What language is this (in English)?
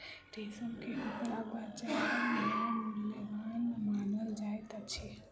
Maithili